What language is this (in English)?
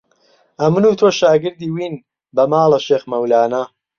Central Kurdish